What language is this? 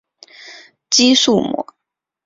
Chinese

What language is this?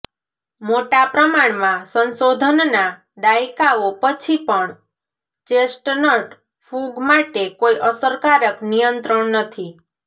Gujarati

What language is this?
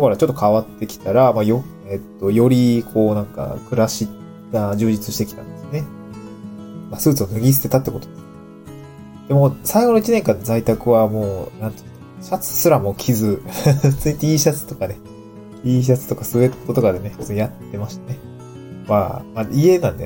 Japanese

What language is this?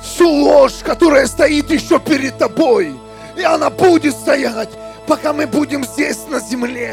Russian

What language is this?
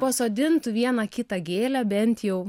Lithuanian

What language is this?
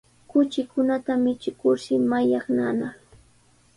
Sihuas Ancash Quechua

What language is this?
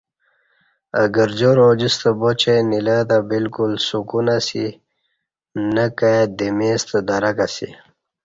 Kati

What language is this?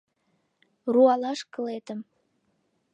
Mari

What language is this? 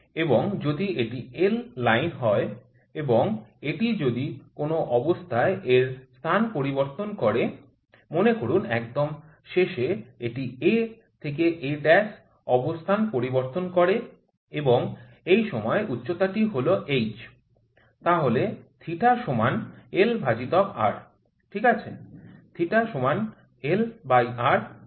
Bangla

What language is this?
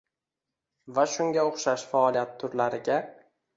Uzbek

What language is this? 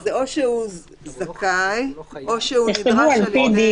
Hebrew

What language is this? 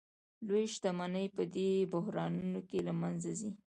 Pashto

